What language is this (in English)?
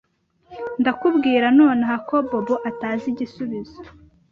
Kinyarwanda